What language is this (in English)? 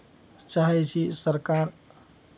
Maithili